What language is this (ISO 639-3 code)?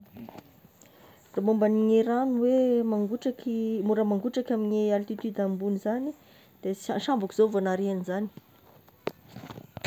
tkg